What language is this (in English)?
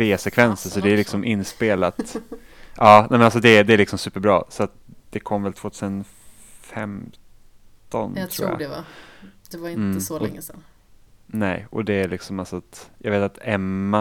Swedish